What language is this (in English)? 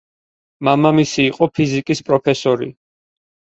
Georgian